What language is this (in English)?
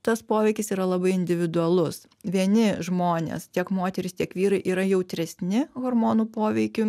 Lithuanian